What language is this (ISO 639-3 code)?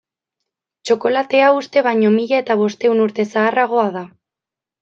eus